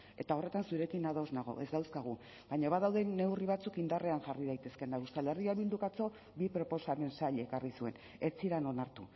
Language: Basque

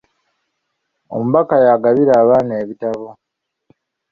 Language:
Ganda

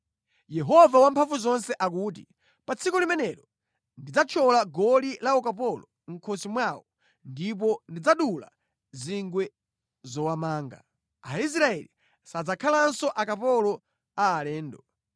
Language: Nyanja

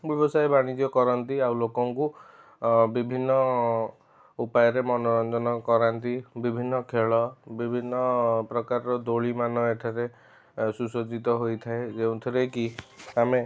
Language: Odia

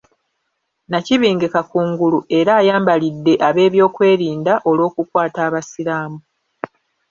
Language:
Ganda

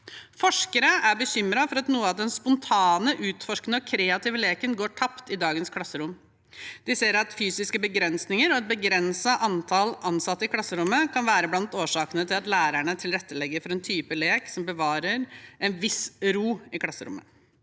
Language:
Norwegian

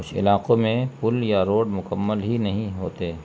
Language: Urdu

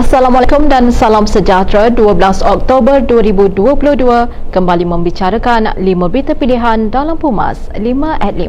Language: Malay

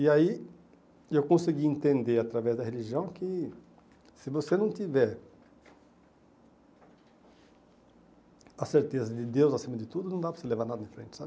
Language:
Portuguese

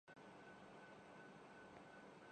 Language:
Urdu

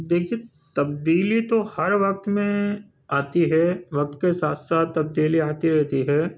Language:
Urdu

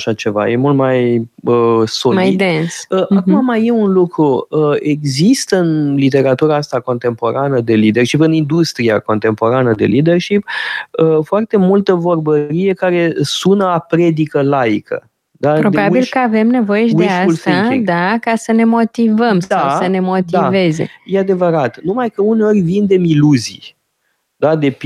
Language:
Romanian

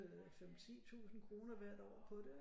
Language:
Danish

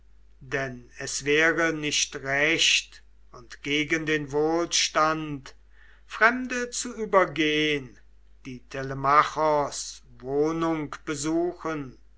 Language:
German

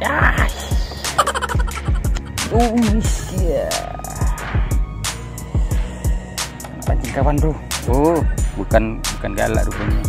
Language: Indonesian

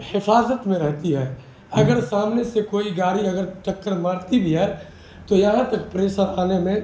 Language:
Urdu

